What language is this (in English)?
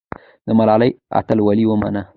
Pashto